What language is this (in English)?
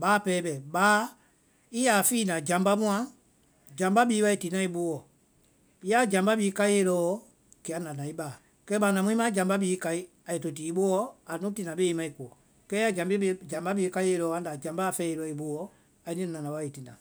Vai